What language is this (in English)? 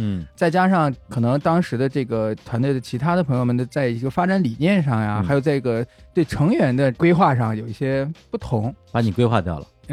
Chinese